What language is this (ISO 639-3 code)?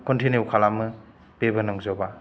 brx